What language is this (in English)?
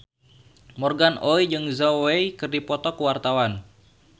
Sundanese